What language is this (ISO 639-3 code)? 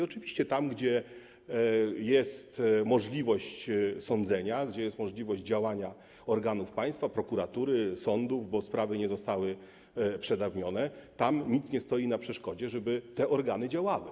pol